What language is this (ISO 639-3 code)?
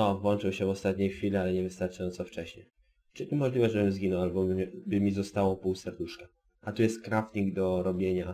pol